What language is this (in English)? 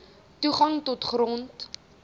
Afrikaans